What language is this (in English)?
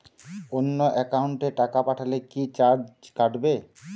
Bangla